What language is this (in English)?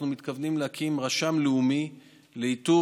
Hebrew